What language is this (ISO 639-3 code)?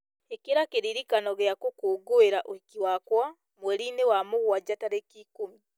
kik